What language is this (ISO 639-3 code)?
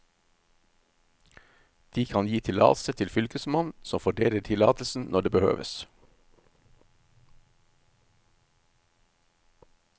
nor